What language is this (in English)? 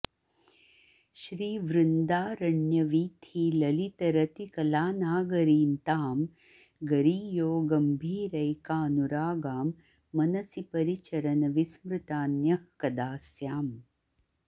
Sanskrit